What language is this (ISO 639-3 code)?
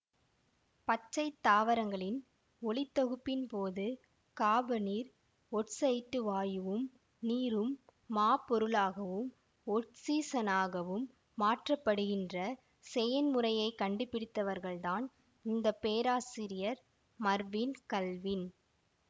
tam